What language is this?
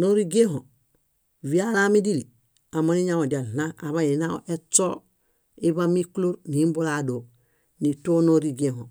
Bayot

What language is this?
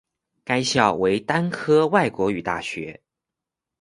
Chinese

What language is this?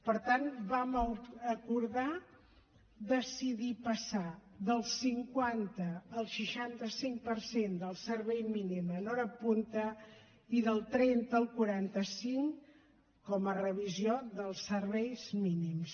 Catalan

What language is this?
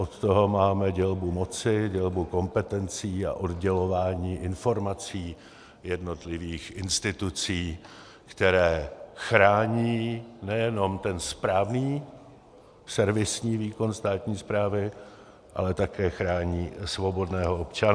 Czech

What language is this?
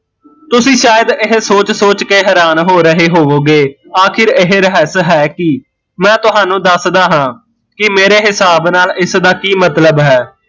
Punjabi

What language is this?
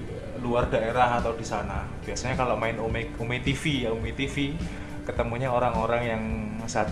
Indonesian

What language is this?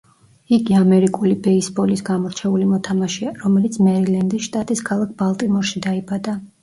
Georgian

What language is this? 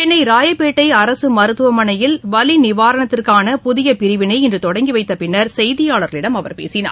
Tamil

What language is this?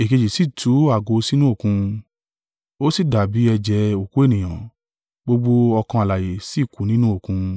Yoruba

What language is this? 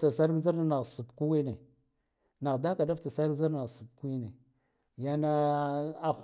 Guduf-Gava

